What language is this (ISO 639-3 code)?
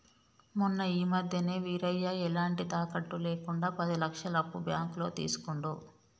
tel